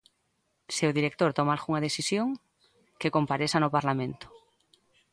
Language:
Galician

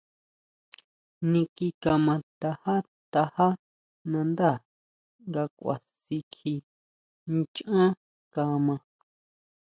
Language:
Huautla Mazatec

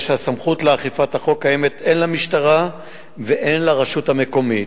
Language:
Hebrew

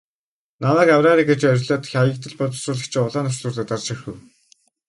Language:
Mongolian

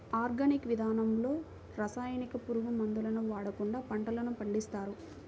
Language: Telugu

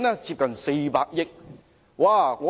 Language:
Cantonese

